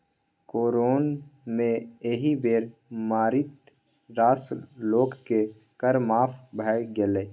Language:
Maithili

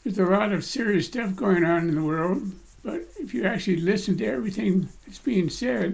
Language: English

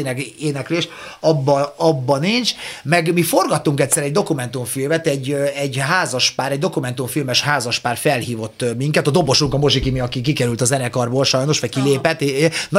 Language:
Hungarian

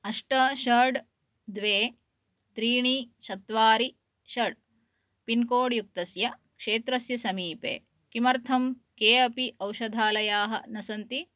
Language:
Sanskrit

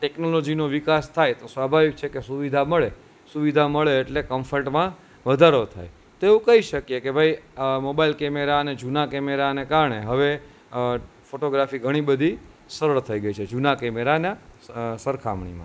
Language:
Gujarati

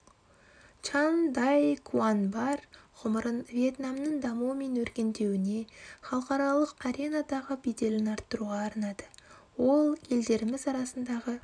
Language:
Kazakh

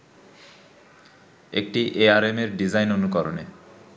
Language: Bangla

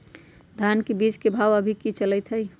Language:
Magahi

